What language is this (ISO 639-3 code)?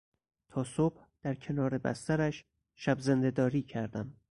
fas